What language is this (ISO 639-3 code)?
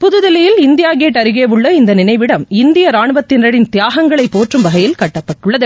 tam